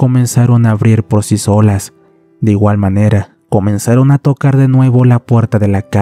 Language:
Spanish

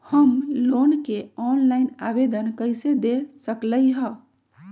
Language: Magahi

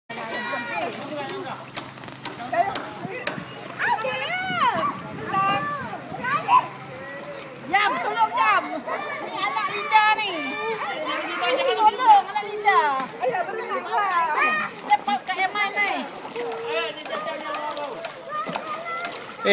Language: Malay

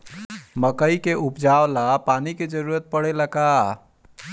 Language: Bhojpuri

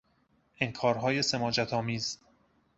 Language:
Persian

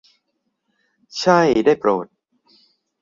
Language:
Thai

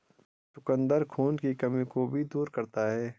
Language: Hindi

